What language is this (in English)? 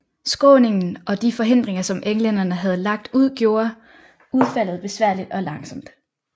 Danish